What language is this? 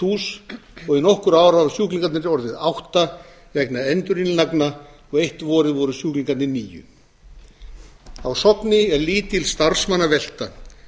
Icelandic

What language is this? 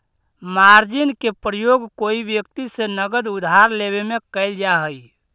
Magahi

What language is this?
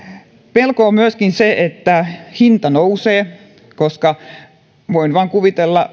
Finnish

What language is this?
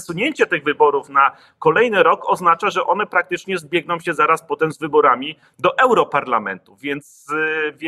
Polish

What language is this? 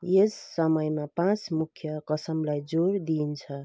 Nepali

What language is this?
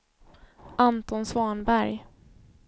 Swedish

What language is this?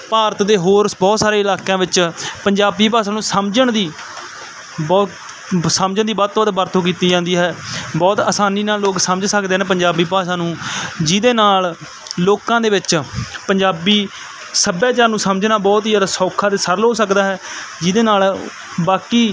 Punjabi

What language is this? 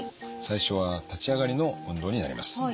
Japanese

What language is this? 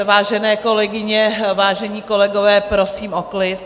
Czech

